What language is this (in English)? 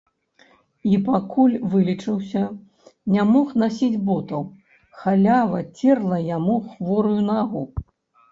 Belarusian